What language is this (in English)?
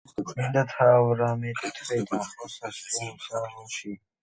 Georgian